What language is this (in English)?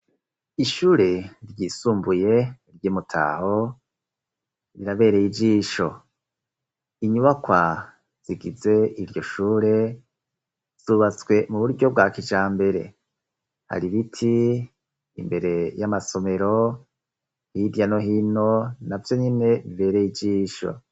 Rundi